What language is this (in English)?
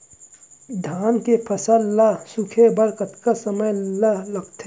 Chhattisgarhi